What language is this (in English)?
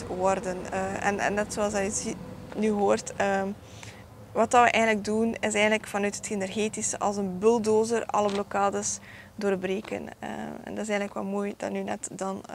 Dutch